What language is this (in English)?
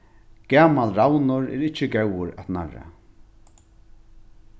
Faroese